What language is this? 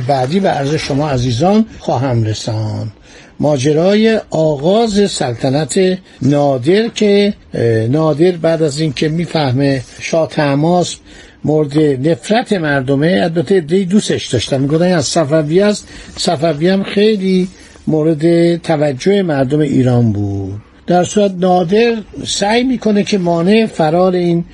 Persian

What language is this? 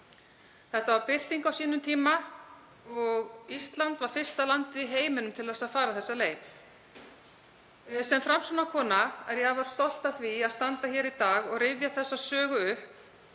Icelandic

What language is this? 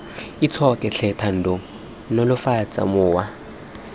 Tswana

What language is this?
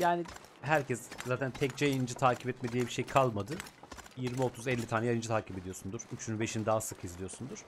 Turkish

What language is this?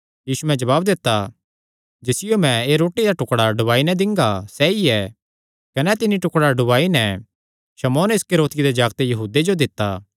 Kangri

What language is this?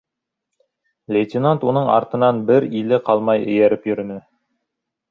Bashkir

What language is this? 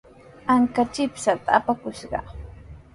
Sihuas Ancash Quechua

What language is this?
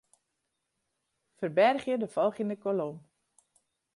Western Frisian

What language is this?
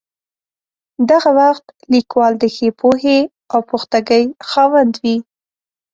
Pashto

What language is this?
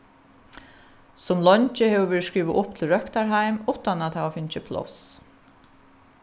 Faroese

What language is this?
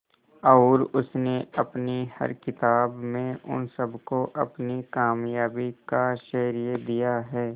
Hindi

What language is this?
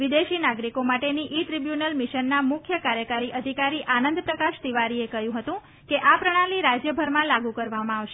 Gujarati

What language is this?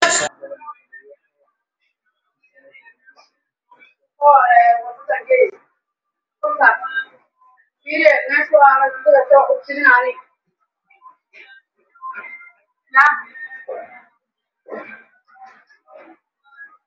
Somali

